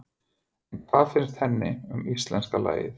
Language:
Icelandic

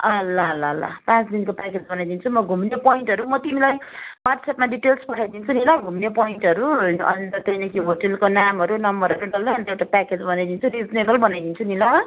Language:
Nepali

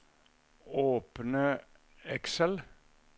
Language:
Norwegian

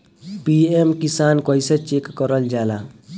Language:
Bhojpuri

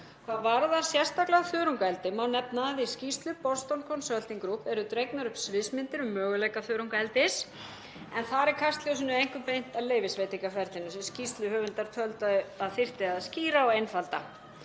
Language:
Icelandic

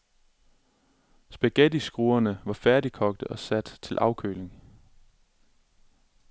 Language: Danish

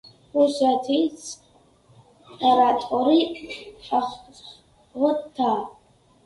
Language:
Georgian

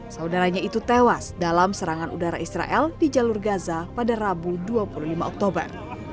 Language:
Indonesian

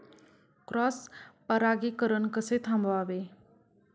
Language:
Marathi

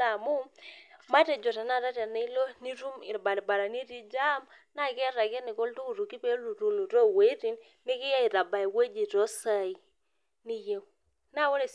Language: Masai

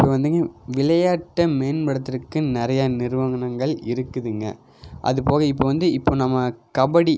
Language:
Tamil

